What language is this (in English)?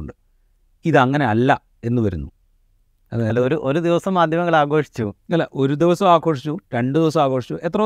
Malayalam